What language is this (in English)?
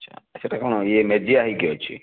Odia